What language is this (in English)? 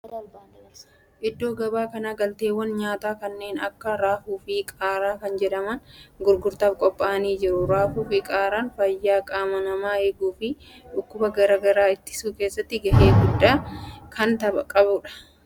Oromo